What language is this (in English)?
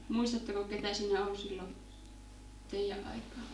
Finnish